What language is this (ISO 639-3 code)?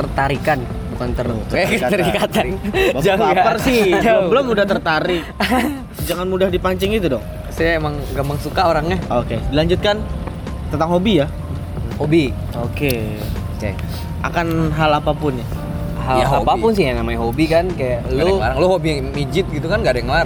ind